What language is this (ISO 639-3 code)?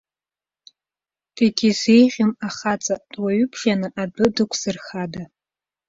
abk